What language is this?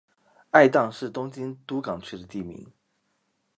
Chinese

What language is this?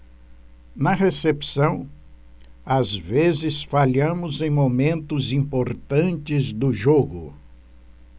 Portuguese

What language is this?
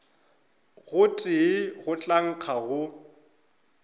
Northern Sotho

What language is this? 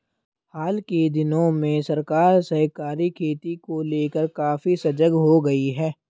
Hindi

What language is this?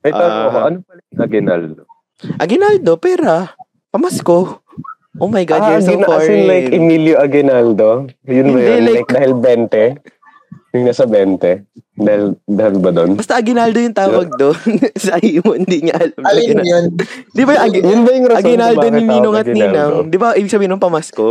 Filipino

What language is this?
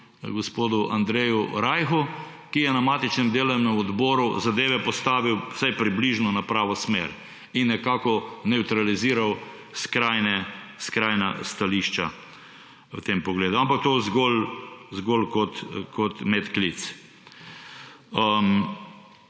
Slovenian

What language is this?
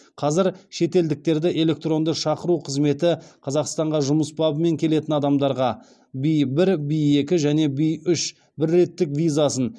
Kazakh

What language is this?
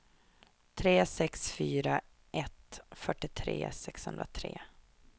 Swedish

